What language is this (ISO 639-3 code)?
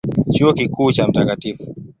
swa